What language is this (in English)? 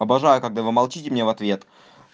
Russian